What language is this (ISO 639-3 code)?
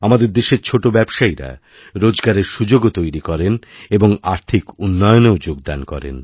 ben